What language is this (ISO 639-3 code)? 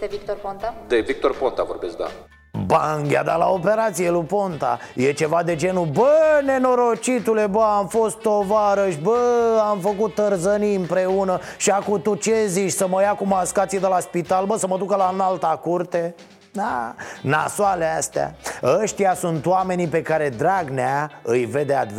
ron